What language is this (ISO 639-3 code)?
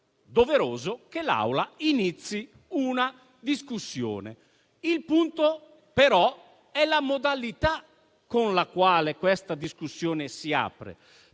ita